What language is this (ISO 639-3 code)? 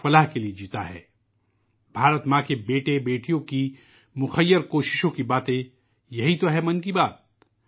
urd